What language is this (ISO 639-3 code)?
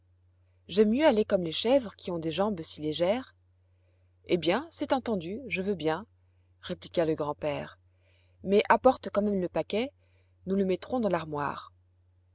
fra